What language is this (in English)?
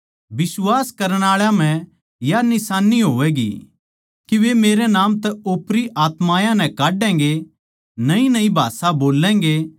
Haryanvi